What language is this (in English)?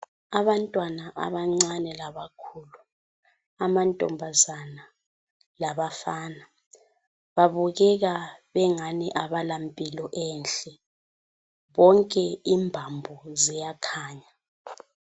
North Ndebele